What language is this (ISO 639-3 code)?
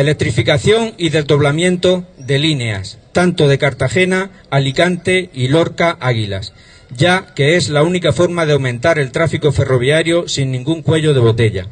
spa